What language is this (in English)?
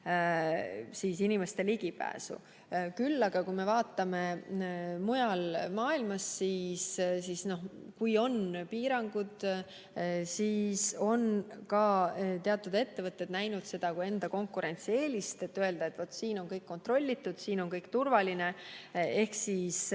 Estonian